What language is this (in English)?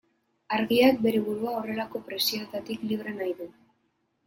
Basque